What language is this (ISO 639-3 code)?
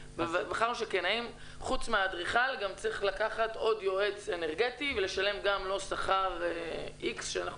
heb